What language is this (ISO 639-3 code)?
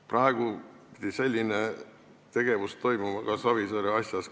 est